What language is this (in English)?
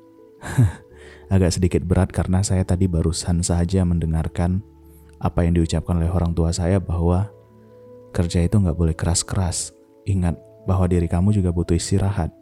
Indonesian